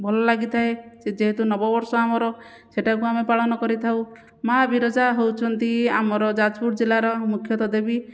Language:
Odia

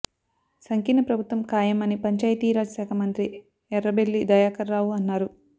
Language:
Telugu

